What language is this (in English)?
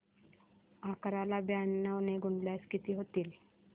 Marathi